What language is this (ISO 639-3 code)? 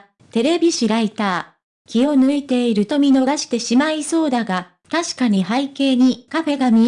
jpn